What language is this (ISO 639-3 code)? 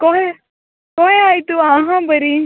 kok